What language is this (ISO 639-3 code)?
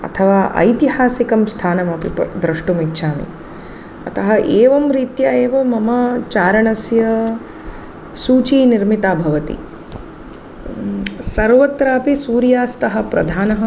san